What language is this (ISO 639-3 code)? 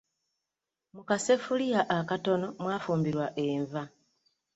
lug